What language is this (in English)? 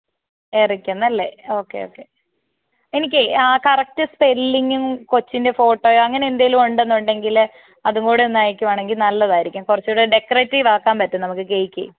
Malayalam